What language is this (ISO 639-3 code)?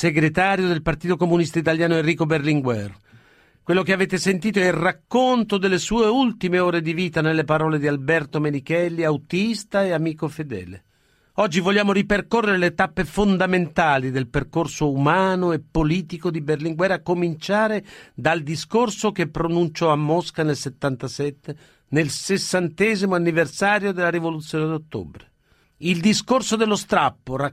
ita